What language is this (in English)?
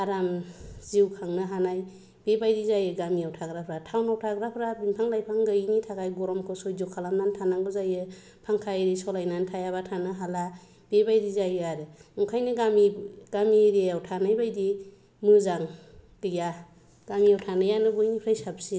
Bodo